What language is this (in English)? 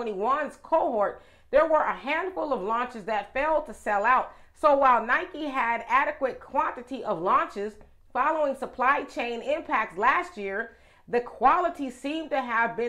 English